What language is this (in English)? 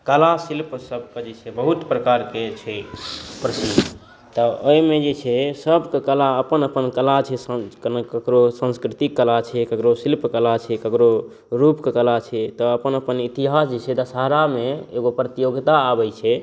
Maithili